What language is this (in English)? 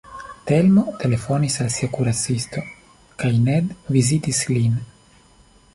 Esperanto